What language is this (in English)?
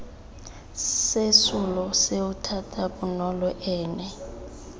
Tswana